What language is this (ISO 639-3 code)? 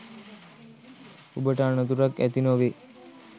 sin